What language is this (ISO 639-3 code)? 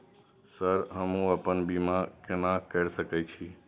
mai